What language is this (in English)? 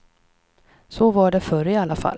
Swedish